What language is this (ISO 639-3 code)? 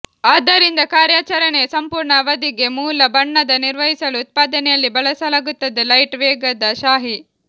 kan